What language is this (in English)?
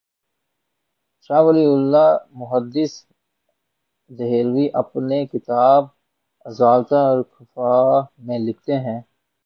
Urdu